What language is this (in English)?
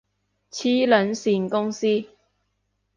Cantonese